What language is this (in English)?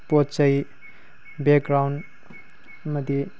Manipuri